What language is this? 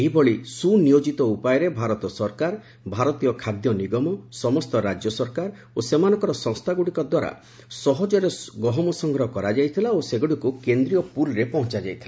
Odia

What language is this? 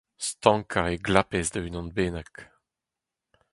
Breton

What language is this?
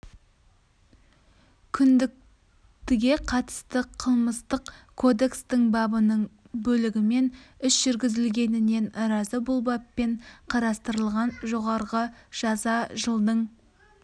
Kazakh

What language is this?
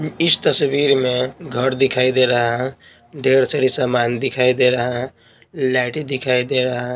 Hindi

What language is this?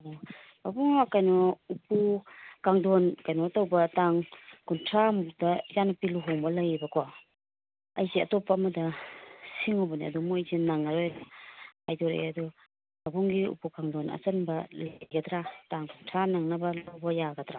Manipuri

